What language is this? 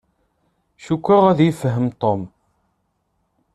Kabyle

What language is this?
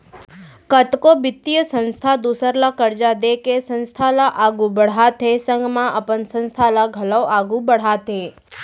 Chhattisgarhi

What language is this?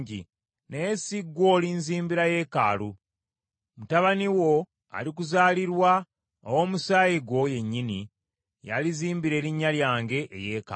Ganda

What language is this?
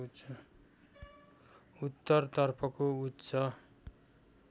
Nepali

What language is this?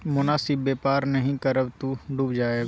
Maithili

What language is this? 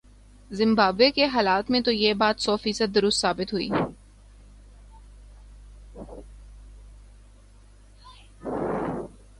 Urdu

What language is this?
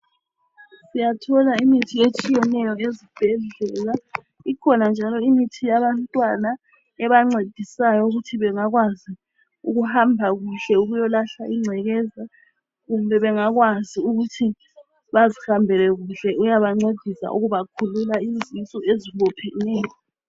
North Ndebele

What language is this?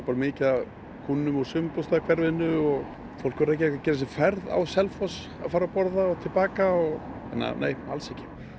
Icelandic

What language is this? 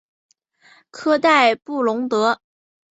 Chinese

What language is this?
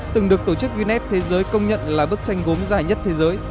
Vietnamese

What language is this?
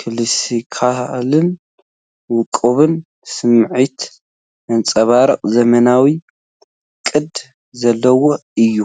Tigrinya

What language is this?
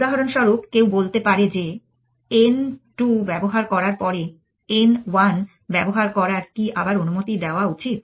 Bangla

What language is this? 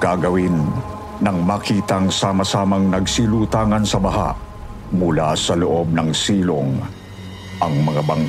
Filipino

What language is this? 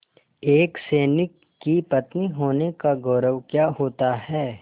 Hindi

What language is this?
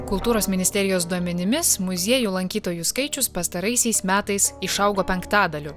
Lithuanian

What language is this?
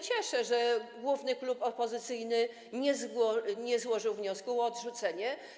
Polish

